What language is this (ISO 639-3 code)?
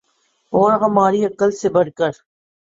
urd